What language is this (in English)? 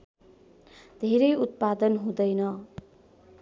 Nepali